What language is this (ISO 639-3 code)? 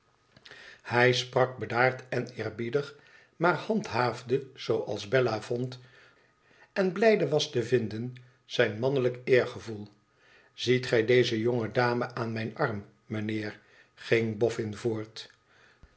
nld